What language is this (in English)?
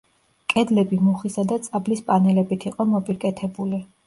Georgian